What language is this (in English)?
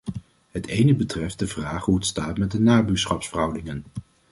Dutch